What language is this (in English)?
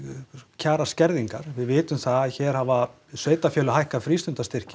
Icelandic